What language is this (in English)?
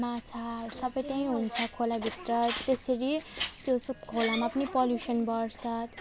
Nepali